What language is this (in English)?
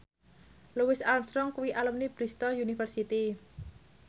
Javanese